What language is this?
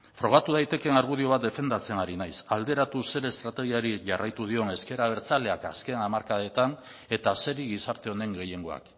Basque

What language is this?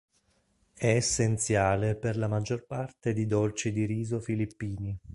Italian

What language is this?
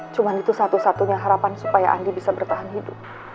Indonesian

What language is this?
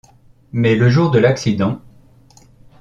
French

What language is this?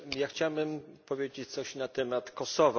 Polish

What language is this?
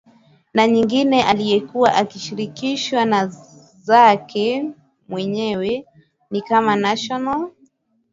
Swahili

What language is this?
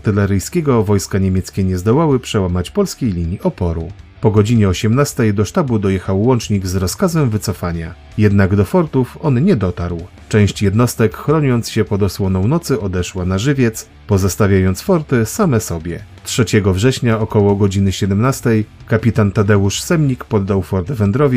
Polish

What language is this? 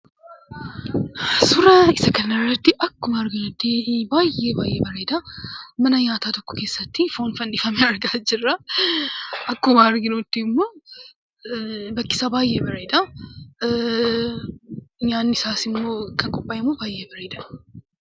Oromo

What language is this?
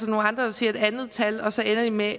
Danish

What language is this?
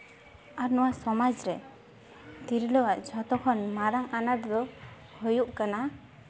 Santali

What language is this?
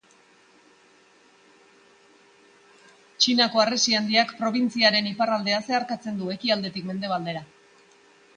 Basque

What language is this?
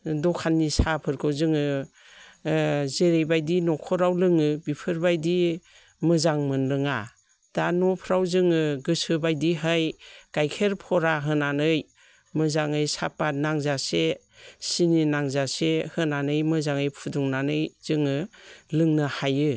Bodo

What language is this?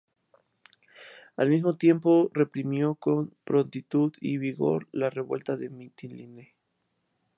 Spanish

